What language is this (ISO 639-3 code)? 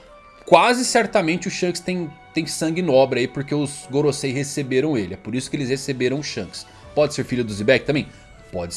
por